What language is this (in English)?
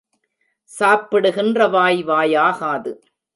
Tamil